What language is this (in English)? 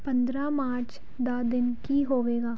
Punjabi